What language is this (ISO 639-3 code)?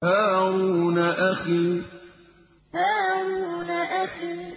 ara